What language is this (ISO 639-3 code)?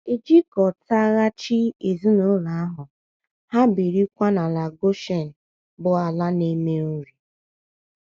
ibo